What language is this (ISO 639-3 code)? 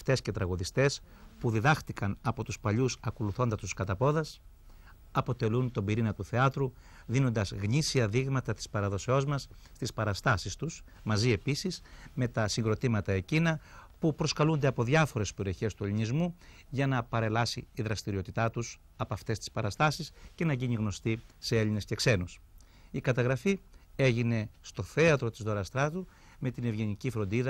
ell